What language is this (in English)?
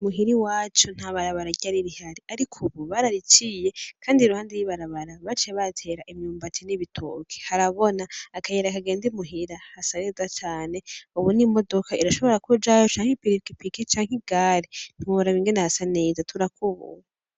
Rundi